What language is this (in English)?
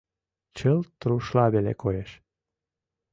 Mari